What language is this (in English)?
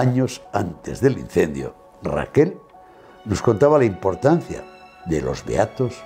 Spanish